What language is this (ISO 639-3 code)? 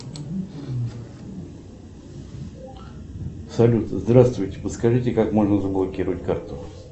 rus